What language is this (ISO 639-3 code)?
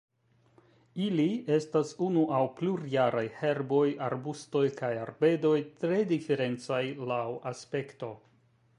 epo